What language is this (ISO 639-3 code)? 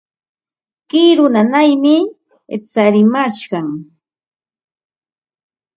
qva